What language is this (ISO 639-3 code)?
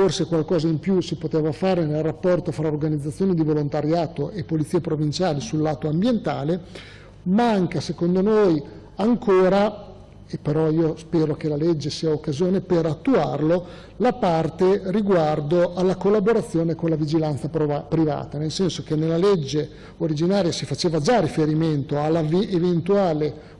ita